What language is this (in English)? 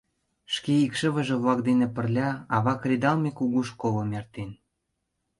Mari